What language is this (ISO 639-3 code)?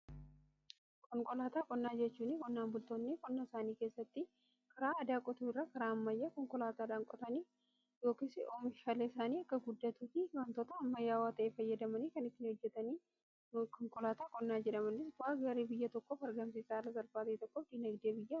orm